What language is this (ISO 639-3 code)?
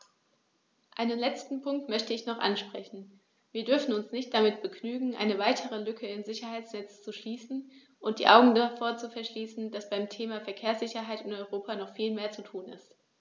deu